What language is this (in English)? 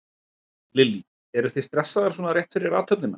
Icelandic